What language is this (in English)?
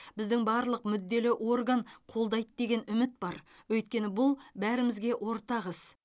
Kazakh